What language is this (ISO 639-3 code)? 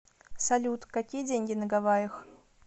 rus